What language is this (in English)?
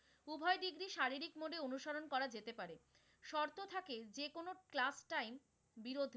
Bangla